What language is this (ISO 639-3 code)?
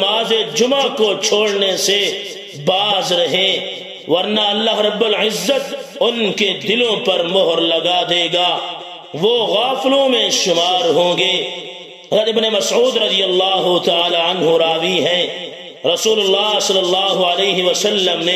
ara